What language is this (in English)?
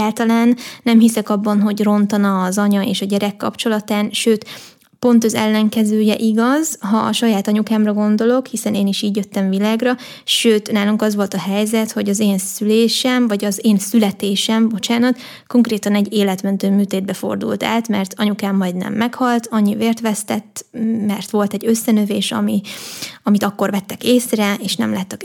Hungarian